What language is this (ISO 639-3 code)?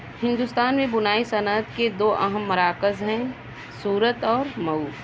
urd